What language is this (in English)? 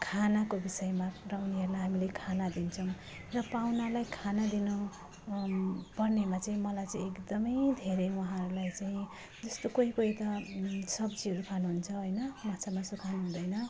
Nepali